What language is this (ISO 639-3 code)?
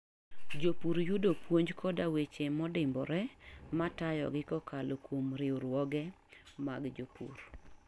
luo